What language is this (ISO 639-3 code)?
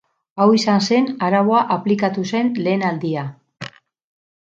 eus